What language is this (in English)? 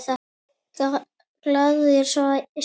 Icelandic